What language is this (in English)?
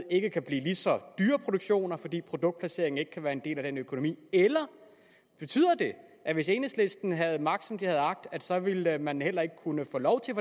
Danish